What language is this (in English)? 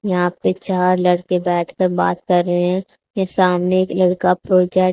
Hindi